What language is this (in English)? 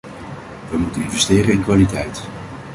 Dutch